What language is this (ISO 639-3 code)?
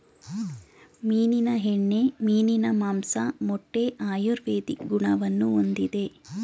kan